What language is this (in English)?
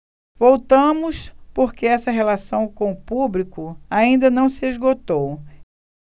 Portuguese